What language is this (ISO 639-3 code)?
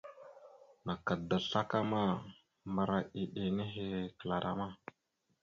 mxu